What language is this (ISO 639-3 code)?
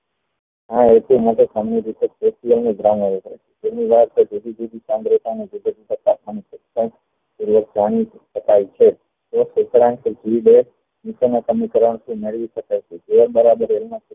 guj